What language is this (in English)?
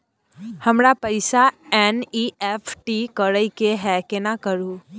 Maithili